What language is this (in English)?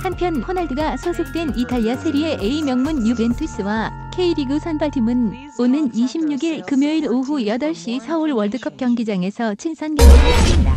Korean